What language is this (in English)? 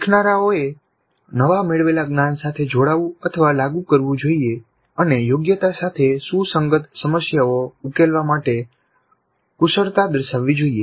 Gujarati